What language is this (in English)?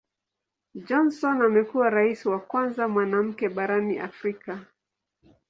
Swahili